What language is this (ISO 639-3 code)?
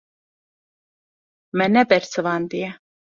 kur